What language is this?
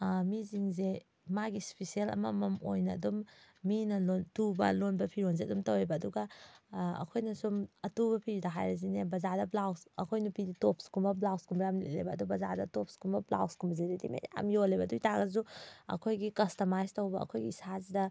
Manipuri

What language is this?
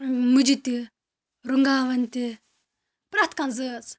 Kashmiri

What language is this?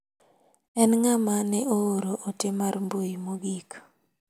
Luo (Kenya and Tanzania)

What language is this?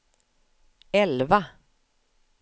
Swedish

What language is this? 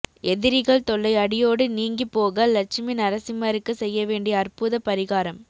Tamil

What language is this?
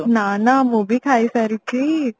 Odia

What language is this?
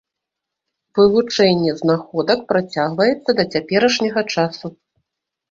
Belarusian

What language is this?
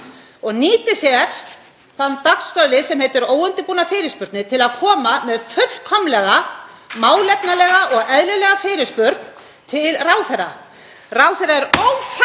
Icelandic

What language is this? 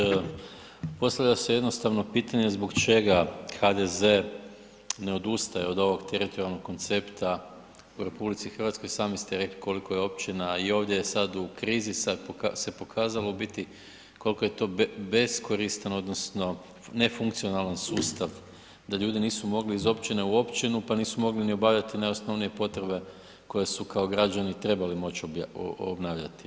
Croatian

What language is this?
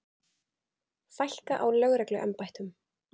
Icelandic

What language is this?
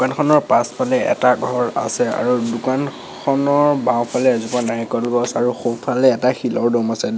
Assamese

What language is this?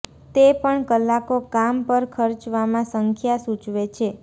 Gujarati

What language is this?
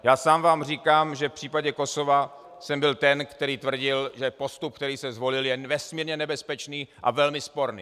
Czech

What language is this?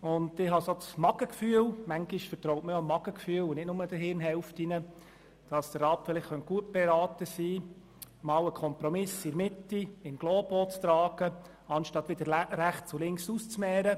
Swiss German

